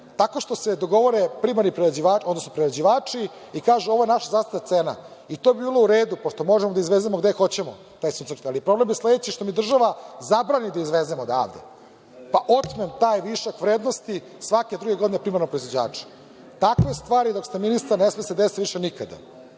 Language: Serbian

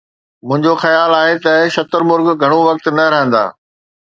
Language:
Sindhi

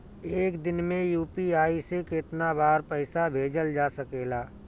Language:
Bhojpuri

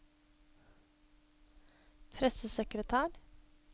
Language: Norwegian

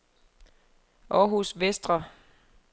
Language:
Danish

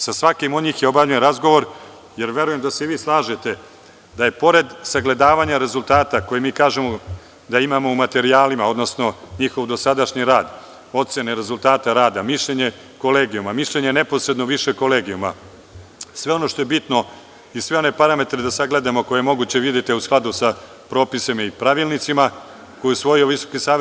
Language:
Serbian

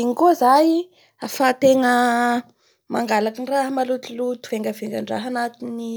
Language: Bara Malagasy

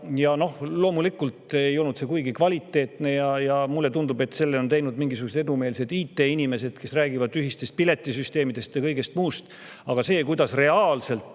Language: Estonian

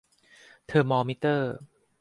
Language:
Thai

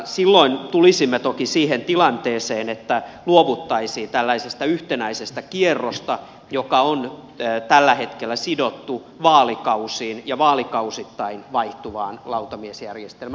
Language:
Finnish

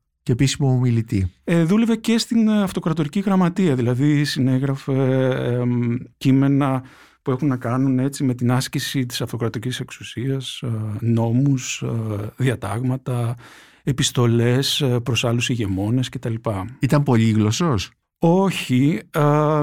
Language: Greek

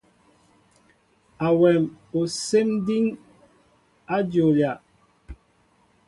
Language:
Mbo (Cameroon)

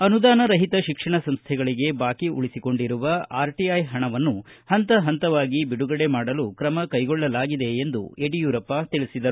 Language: Kannada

